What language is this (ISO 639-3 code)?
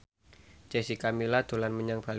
jav